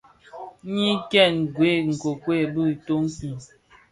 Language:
Bafia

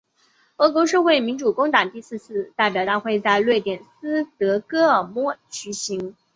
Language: Chinese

